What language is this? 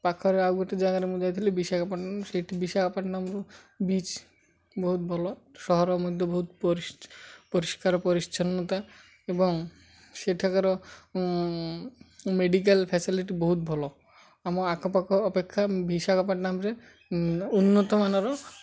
Odia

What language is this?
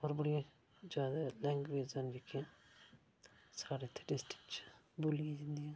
Dogri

